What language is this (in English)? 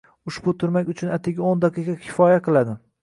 Uzbek